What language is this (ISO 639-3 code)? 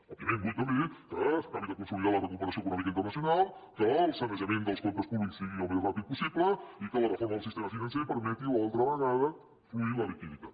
cat